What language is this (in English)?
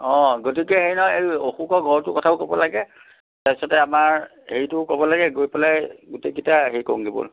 Assamese